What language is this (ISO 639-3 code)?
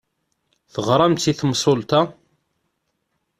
kab